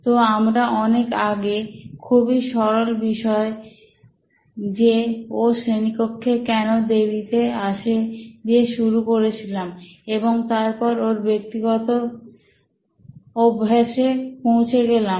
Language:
Bangla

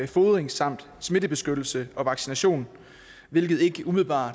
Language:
Danish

